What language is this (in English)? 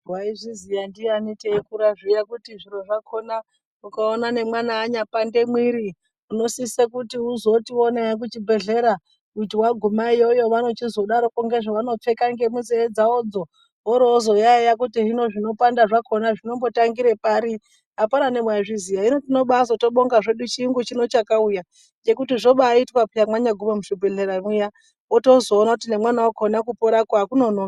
Ndau